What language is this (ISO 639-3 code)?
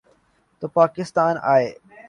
urd